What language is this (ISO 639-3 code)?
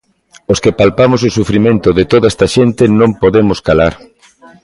glg